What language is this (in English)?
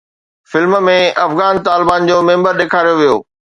Sindhi